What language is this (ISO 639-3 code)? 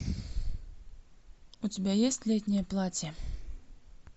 rus